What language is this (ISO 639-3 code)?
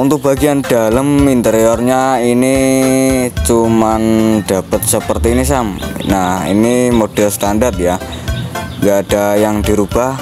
ind